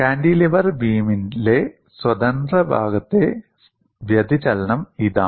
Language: Malayalam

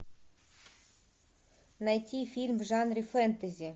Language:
Russian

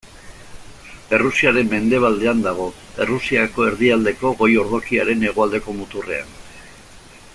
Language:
Basque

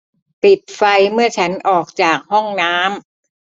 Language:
Thai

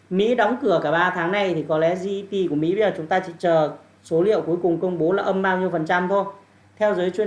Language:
Vietnamese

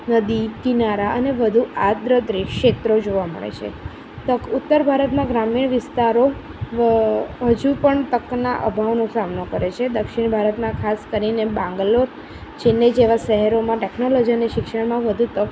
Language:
Gujarati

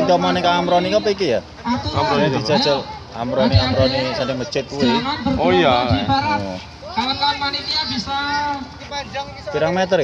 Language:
Indonesian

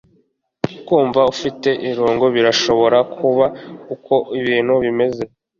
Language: Kinyarwanda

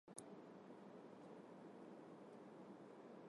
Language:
Armenian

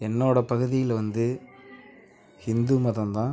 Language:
Tamil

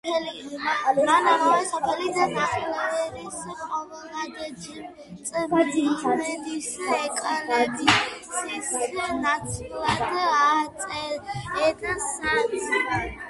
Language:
Georgian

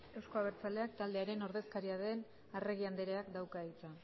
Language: Basque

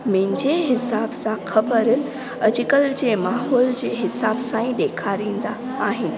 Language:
Sindhi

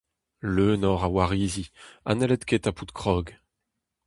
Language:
Breton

